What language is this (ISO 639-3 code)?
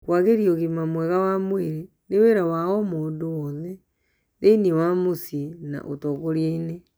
kik